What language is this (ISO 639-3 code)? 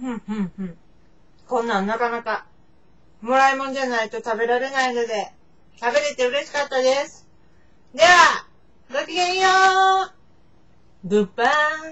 jpn